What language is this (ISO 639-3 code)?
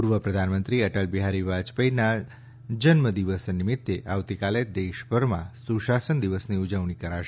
guj